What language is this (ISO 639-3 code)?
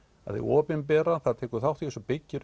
isl